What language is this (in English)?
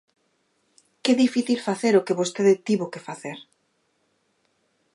Galician